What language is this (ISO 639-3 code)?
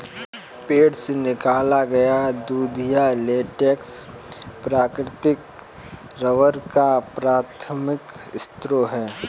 hin